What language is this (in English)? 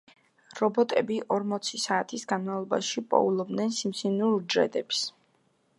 Georgian